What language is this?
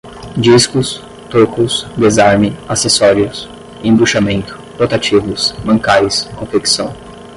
Portuguese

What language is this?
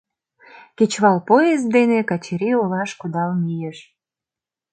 Mari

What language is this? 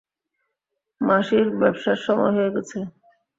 Bangla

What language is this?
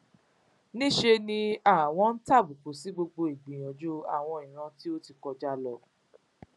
Yoruba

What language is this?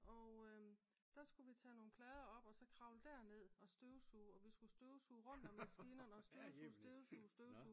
Danish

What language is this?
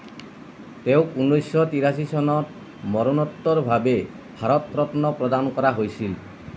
Assamese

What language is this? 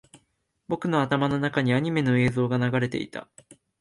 Japanese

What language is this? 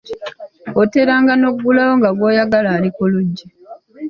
Ganda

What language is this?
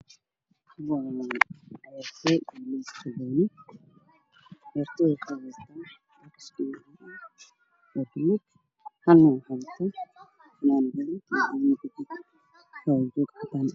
Somali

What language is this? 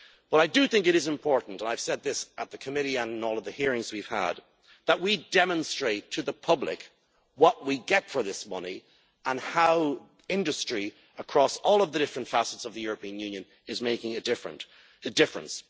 English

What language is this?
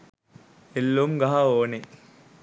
Sinhala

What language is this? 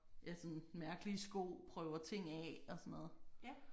Danish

